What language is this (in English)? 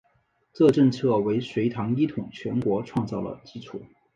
Chinese